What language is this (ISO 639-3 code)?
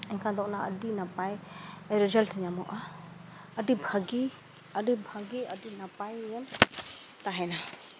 sat